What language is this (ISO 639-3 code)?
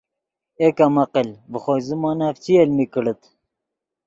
ydg